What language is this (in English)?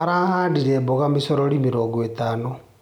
Kikuyu